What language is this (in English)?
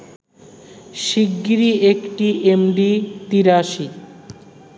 Bangla